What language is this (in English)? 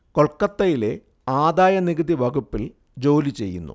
Malayalam